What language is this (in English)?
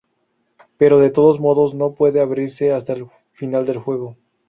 Spanish